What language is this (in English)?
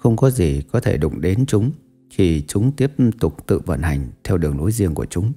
Vietnamese